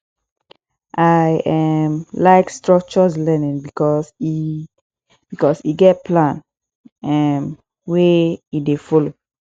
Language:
Nigerian Pidgin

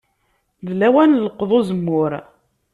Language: Kabyle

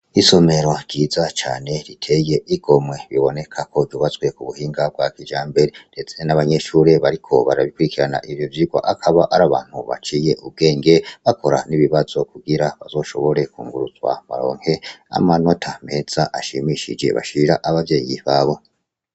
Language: Rundi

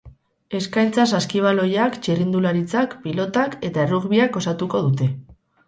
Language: Basque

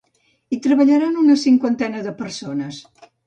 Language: Catalan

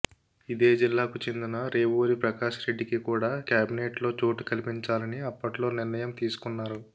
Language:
Telugu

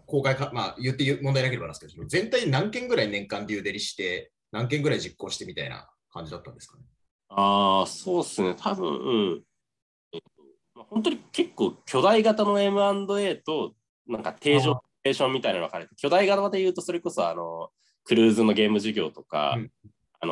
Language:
Japanese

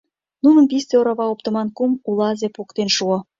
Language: Mari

